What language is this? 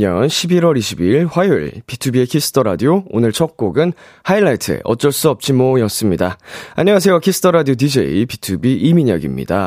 Korean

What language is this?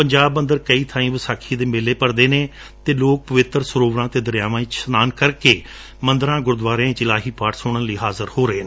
Punjabi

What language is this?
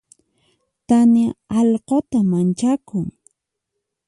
Puno Quechua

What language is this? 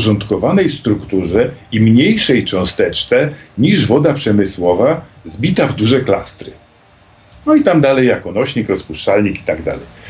Polish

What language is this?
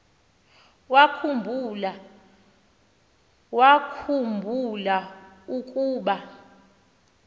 Xhosa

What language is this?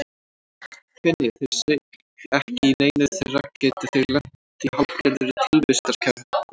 Icelandic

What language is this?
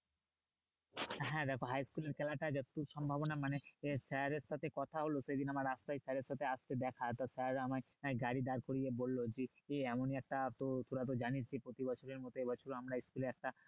Bangla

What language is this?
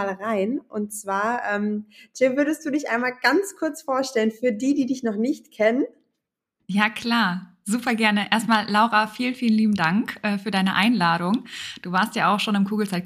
German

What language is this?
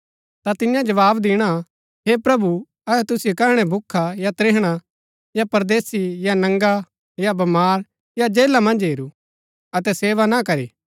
Gaddi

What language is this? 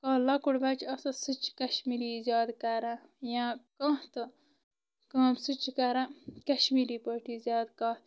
Kashmiri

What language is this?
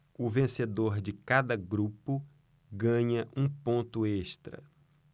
Portuguese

